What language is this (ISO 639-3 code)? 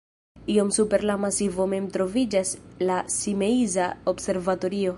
epo